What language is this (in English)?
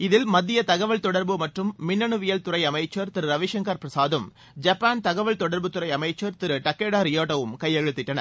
Tamil